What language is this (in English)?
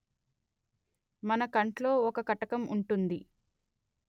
Telugu